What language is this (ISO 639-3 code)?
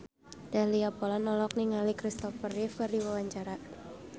sun